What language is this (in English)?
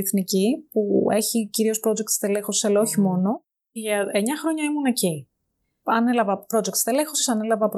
Greek